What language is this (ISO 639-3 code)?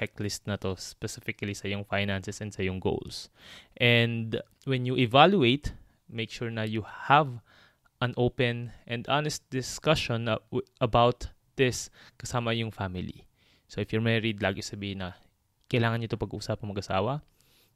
fil